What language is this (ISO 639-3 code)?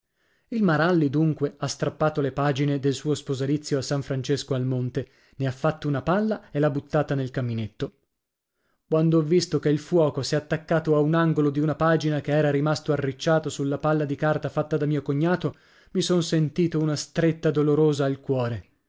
ita